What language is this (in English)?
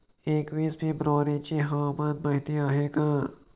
Marathi